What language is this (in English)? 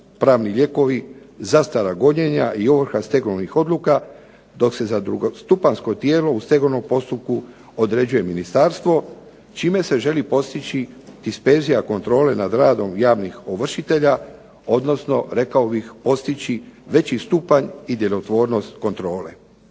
Croatian